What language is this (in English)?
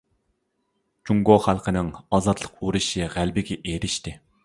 Uyghur